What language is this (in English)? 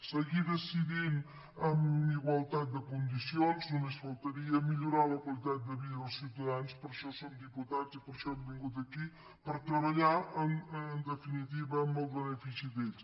Catalan